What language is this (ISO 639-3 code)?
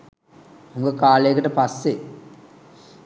sin